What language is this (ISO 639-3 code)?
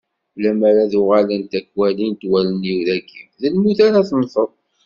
kab